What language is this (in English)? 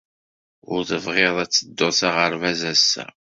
Kabyle